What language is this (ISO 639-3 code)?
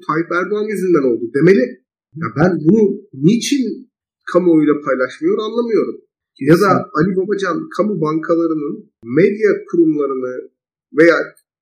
tur